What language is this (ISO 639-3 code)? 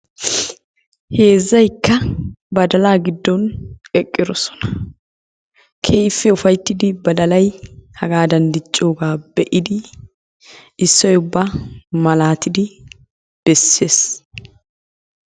wal